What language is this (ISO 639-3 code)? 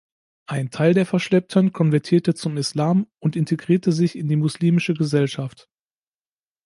deu